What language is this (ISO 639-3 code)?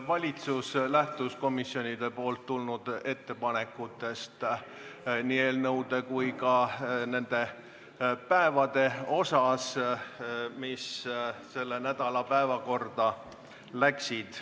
est